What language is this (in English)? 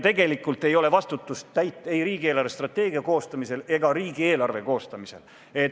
Estonian